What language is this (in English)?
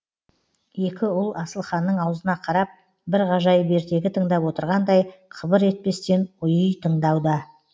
Kazakh